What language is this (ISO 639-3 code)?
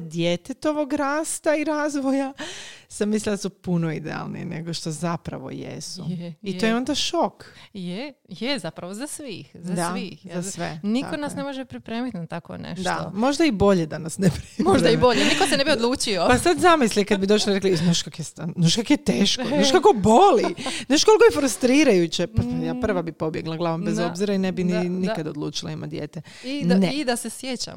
hrv